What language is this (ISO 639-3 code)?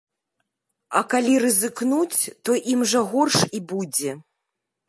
bel